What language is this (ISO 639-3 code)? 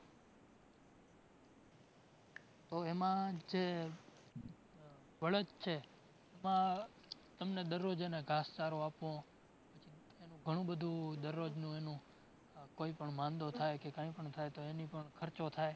guj